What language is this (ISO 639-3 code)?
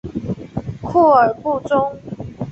zho